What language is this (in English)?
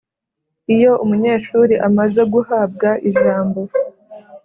Kinyarwanda